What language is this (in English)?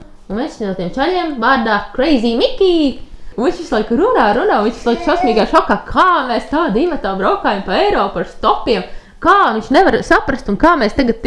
Latvian